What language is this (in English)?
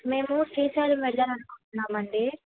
Telugu